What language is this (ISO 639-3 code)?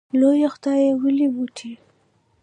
pus